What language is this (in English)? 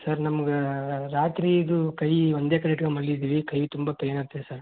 Kannada